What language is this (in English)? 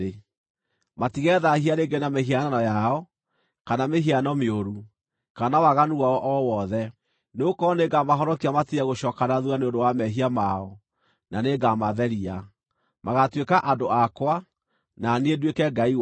Kikuyu